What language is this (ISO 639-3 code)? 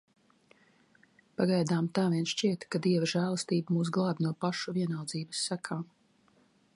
lav